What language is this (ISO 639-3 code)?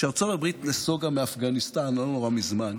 heb